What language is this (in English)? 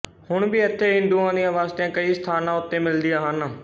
Punjabi